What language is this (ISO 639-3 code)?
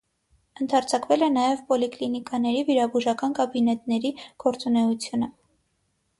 hye